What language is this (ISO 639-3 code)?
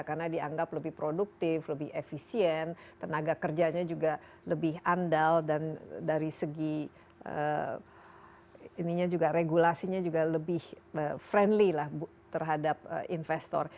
ind